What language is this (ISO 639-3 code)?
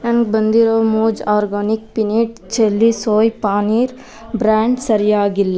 kan